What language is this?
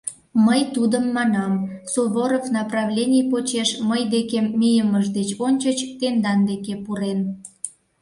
Mari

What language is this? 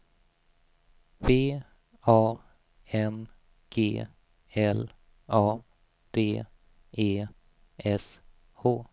Swedish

